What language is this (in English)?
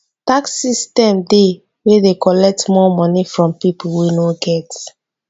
Nigerian Pidgin